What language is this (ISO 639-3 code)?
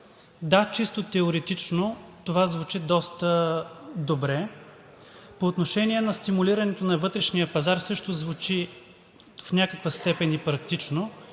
bul